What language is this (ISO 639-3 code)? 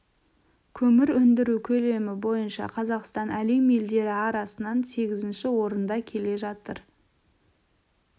kaz